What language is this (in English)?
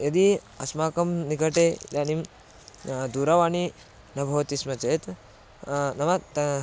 Sanskrit